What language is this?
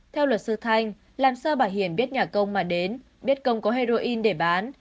Vietnamese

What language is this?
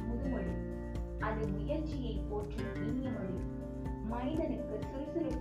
Tamil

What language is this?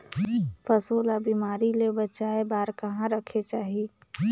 Chhattisgarhi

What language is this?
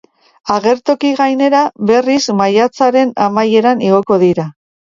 Basque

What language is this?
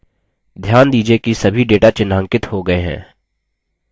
Hindi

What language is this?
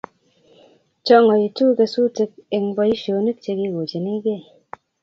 Kalenjin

